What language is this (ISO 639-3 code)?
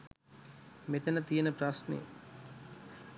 sin